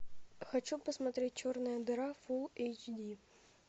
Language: Russian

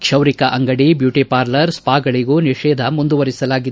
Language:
Kannada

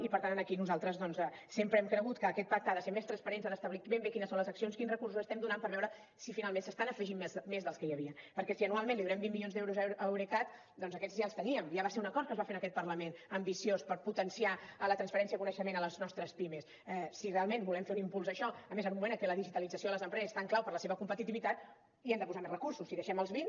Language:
Catalan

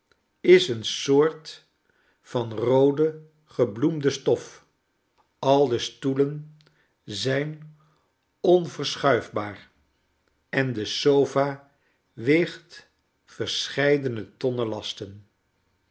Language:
Dutch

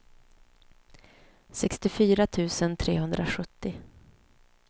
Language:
Swedish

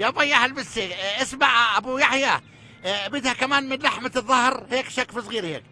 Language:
Arabic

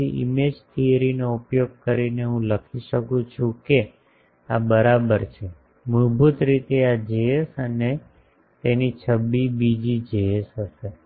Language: Gujarati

